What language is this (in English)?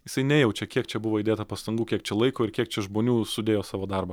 Lithuanian